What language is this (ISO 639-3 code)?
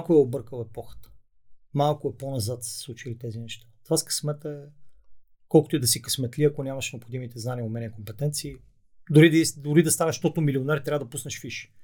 bul